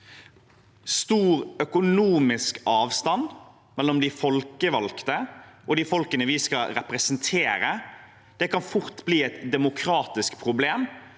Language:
Norwegian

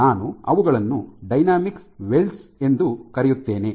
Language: Kannada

